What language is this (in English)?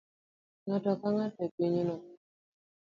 Luo (Kenya and Tanzania)